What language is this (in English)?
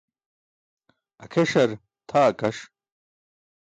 Burushaski